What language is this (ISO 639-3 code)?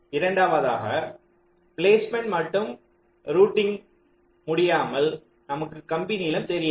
tam